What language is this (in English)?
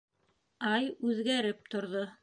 Bashkir